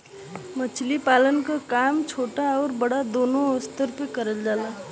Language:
Bhojpuri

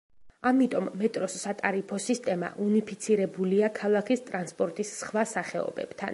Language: Georgian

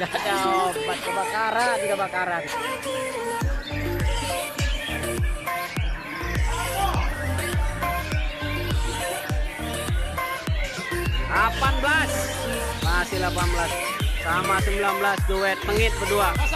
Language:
Indonesian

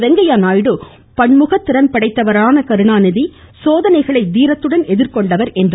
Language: Tamil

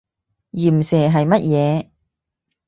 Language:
Cantonese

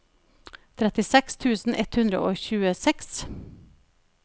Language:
Norwegian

